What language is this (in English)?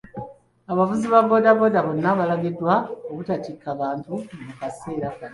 Ganda